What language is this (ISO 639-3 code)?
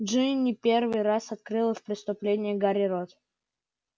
rus